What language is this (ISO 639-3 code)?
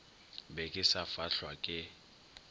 nso